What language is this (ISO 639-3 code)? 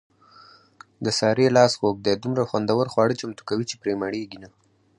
pus